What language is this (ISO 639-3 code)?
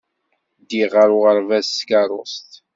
kab